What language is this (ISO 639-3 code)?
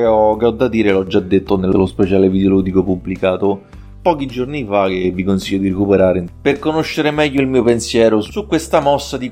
ita